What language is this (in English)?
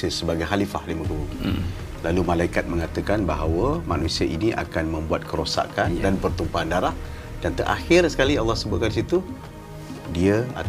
Malay